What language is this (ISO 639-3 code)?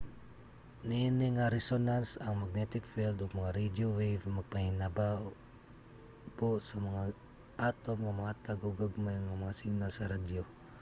ceb